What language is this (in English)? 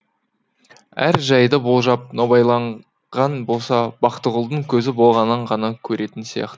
Kazakh